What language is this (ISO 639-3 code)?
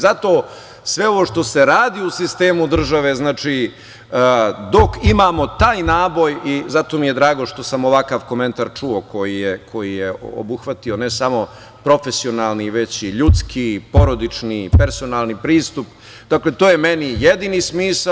srp